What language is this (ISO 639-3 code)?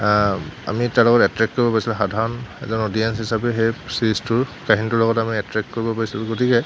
asm